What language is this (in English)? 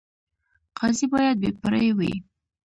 Pashto